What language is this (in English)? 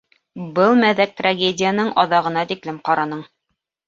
Bashkir